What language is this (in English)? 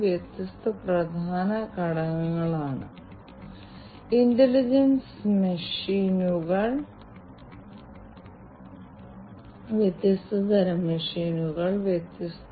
Malayalam